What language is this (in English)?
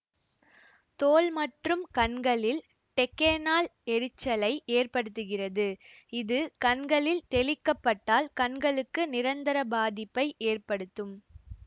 Tamil